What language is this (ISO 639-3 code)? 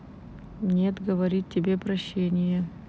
rus